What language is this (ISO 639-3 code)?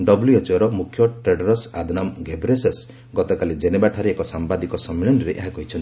ori